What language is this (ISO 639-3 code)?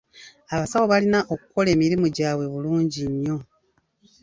lug